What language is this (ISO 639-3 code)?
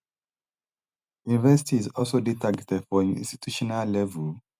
pcm